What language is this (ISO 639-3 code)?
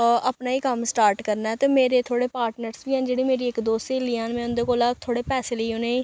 doi